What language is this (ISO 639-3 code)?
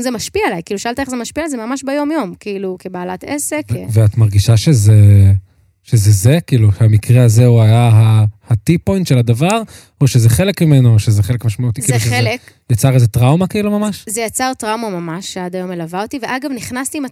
heb